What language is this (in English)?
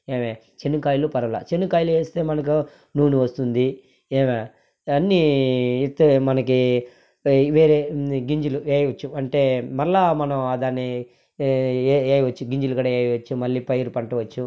Telugu